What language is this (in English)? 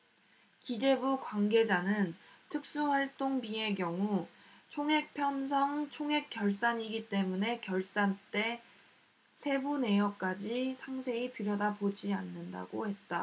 Korean